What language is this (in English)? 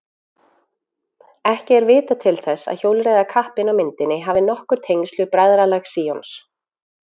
Icelandic